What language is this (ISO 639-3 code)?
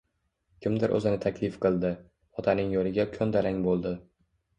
uzb